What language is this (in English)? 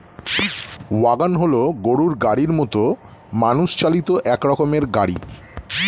Bangla